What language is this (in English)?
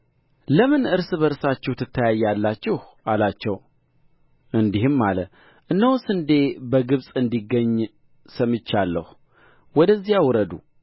Amharic